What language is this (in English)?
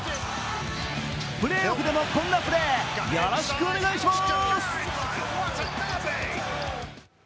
Japanese